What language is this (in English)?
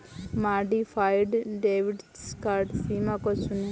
Hindi